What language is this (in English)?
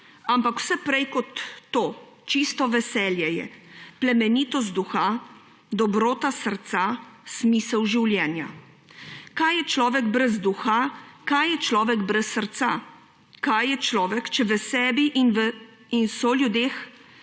Slovenian